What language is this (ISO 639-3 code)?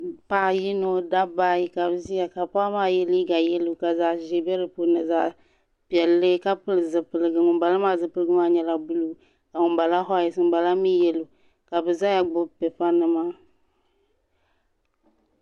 dag